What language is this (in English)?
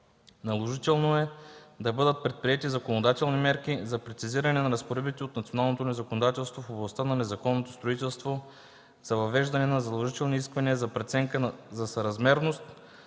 Bulgarian